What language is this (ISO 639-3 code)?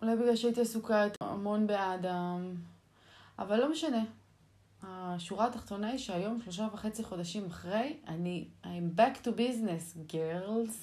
heb